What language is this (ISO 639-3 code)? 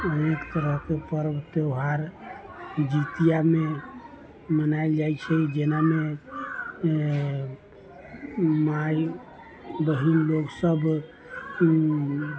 mai